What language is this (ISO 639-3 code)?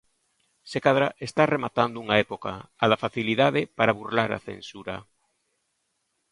glg